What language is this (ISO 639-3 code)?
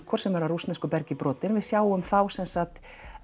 isl